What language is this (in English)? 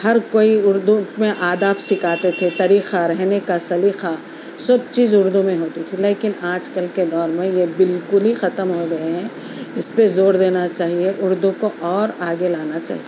Urdu